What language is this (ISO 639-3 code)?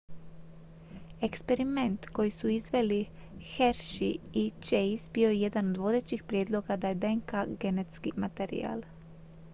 hrv